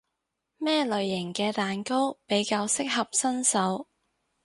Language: Cantonese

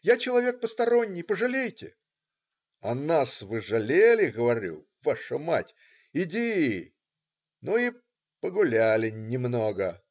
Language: Russian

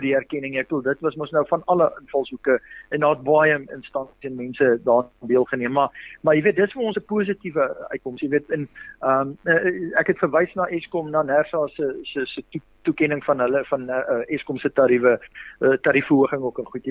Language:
Swedish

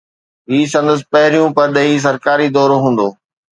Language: Sindhi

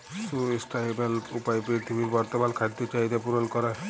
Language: Bangla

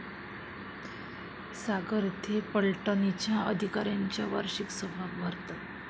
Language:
Marathi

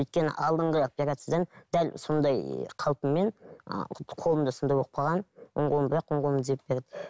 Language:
Kazakh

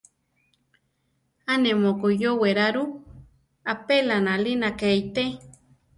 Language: Central Tarahumara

